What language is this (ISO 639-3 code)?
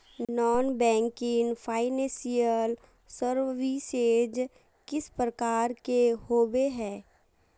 mag